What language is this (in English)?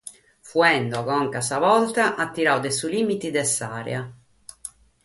Sardinian